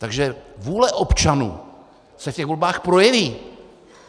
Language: Czech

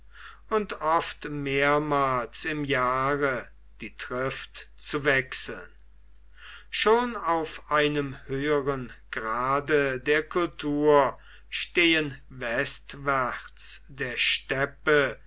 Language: German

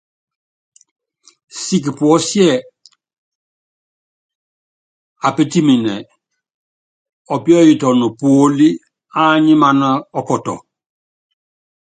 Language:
Yangben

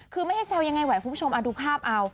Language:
Thai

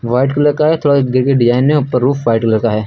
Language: Hindi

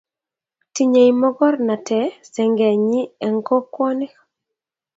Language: Kalenjin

